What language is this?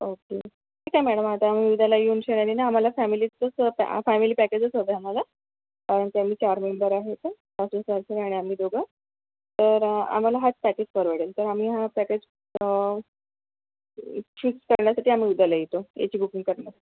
Marathi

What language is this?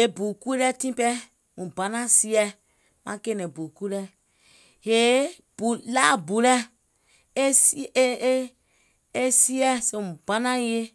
Gola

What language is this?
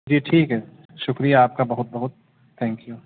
Urdu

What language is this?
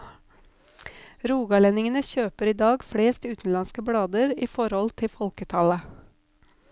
Norwegian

